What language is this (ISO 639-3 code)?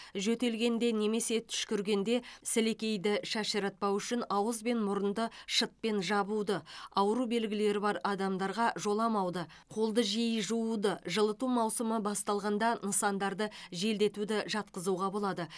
kaz